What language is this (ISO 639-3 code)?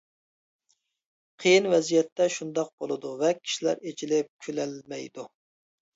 uig